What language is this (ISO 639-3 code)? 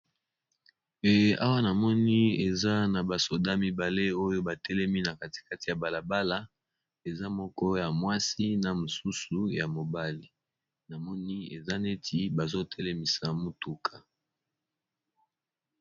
lin